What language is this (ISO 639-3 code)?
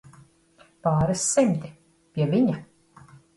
lav